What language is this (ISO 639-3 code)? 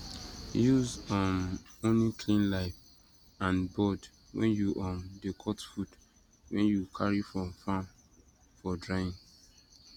pcm